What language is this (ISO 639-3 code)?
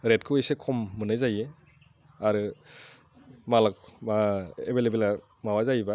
brx